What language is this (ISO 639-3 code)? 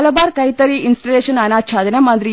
mal